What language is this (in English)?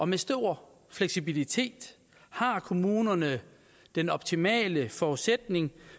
Danish